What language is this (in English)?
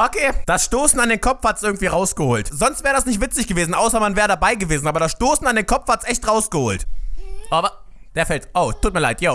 German